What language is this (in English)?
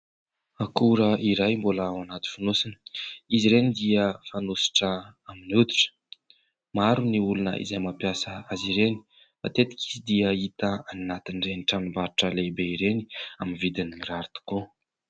Malagasy